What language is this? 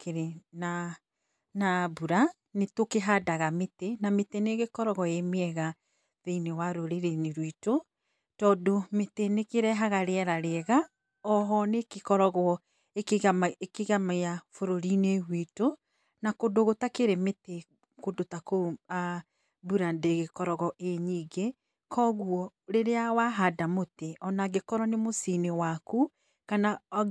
Kikuyu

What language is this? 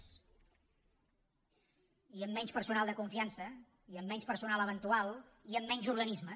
Catalan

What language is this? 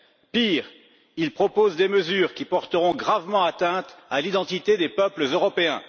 French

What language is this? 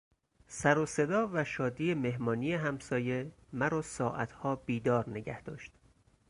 Persian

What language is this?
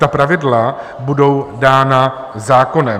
Czech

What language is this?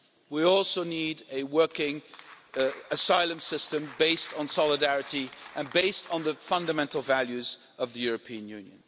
English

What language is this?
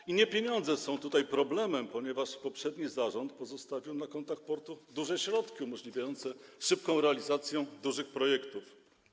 Polish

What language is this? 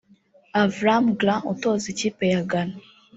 Kinyarwanda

